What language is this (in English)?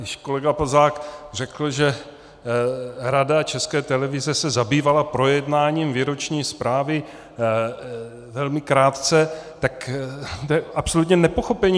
Czech